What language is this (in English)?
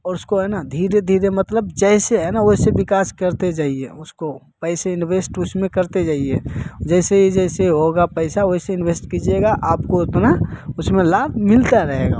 Hindi